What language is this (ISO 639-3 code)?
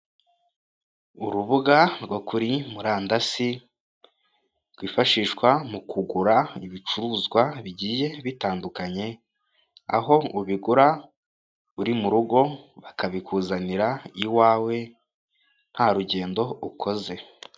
kin